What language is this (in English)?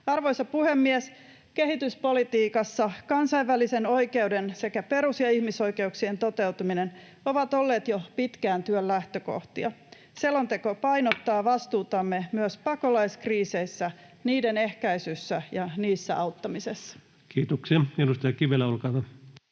Finnish